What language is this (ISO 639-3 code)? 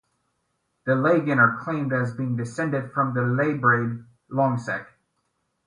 eng